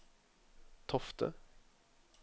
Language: Norwegian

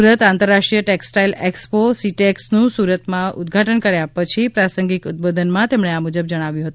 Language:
Gujarati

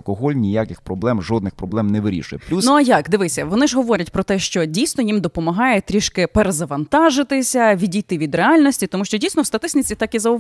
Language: Ukrainian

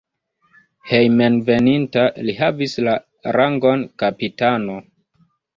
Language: Esperanto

